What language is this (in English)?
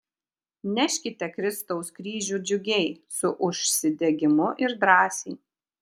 Lithuanian